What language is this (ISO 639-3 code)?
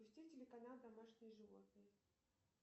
rus